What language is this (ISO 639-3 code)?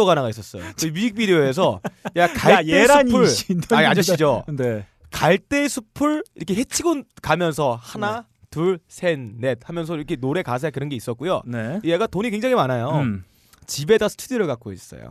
kor